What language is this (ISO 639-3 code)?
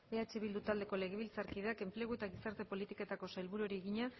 eus